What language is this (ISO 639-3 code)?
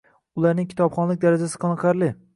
uzb